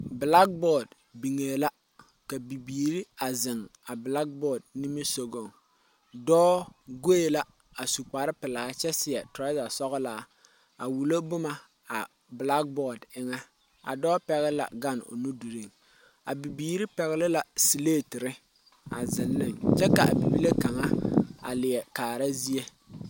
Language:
Southern Dagaare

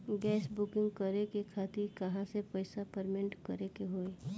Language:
Bhojpuri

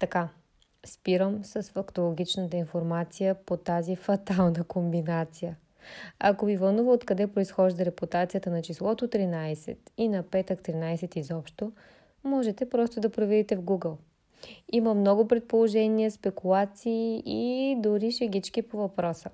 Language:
Bulgarian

